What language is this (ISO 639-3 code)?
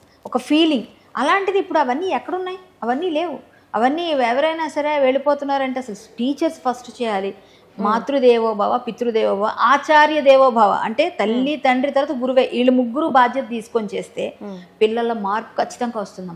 tel